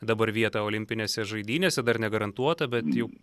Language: Lithuanian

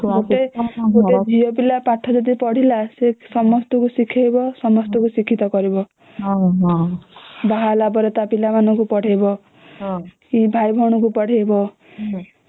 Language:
Odia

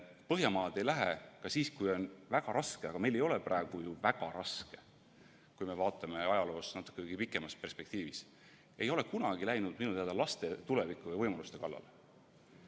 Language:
Estonian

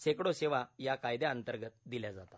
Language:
Marathi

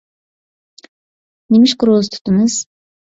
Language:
Uyghur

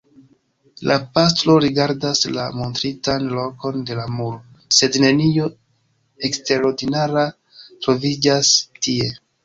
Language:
Esperanto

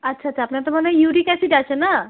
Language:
Bangla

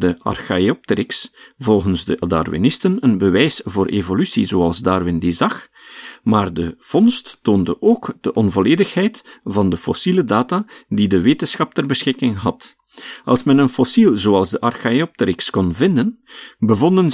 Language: Dutch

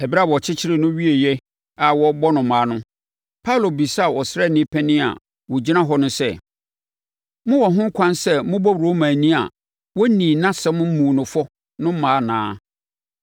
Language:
Akan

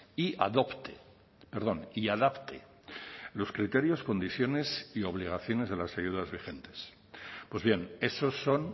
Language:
Spanish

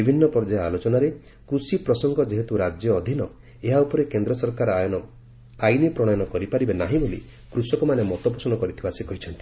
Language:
Odia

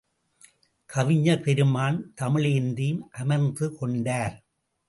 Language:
Tamil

